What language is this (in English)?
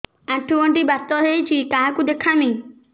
Odia